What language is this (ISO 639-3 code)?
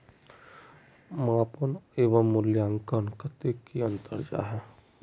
mag